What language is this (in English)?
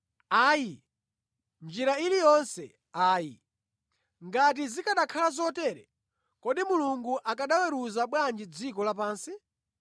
Nyanja